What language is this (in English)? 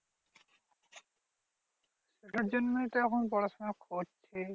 Bangla